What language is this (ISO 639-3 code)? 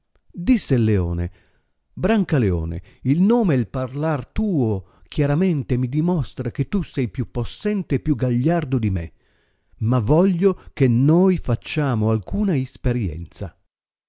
ita